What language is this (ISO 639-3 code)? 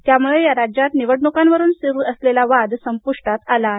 mar